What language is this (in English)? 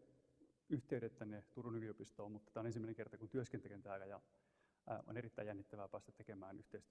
Finnish